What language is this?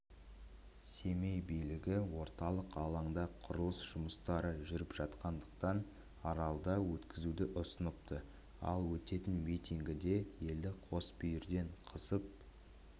Kazakh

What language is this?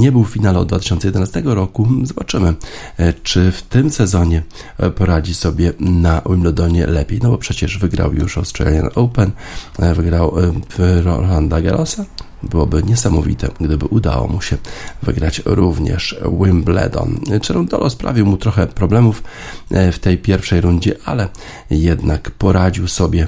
Polish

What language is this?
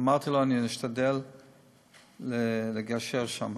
Hebrew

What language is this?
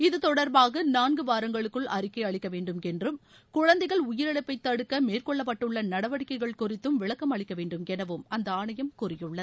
Tamil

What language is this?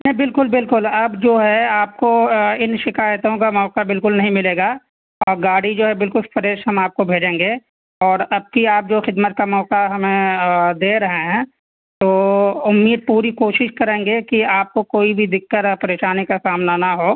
Urdu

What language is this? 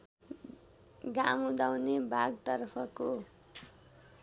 Nepali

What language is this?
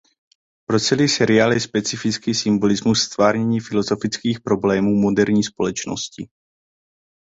Czech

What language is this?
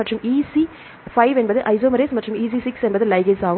Tamil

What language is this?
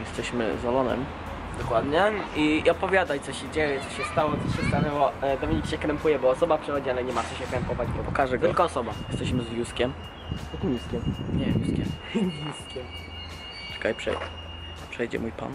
Polish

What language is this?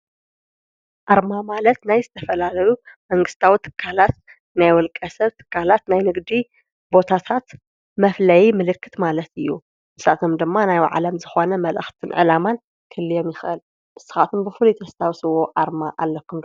Tigrinya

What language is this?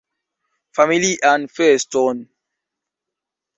Esperanto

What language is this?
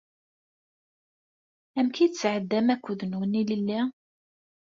Kabyle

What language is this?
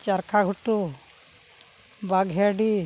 Santali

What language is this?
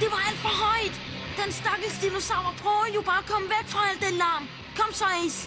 Danish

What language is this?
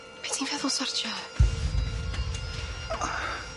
Welsh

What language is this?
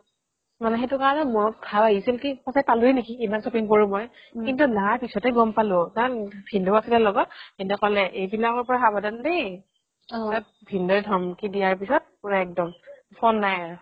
Assamese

